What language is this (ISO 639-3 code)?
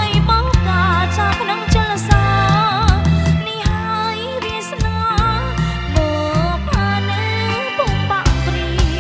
ind